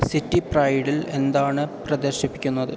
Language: Malayalam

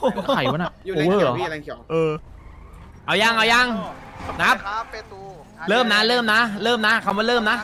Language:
Thai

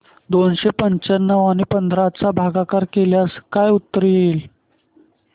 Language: Marathi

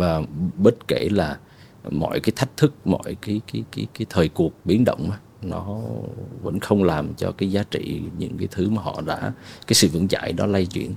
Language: Vietnamese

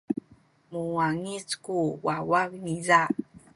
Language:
Sakizaya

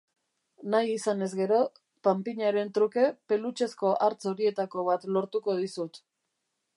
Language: Basque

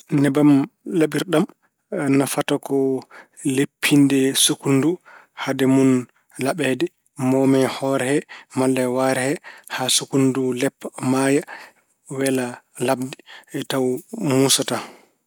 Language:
Fula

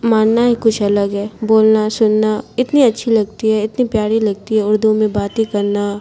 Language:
Urdu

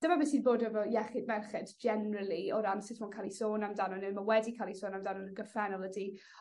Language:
Welsh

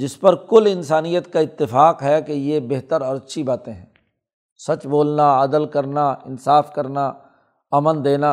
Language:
Urdu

